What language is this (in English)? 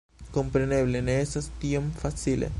Esperanto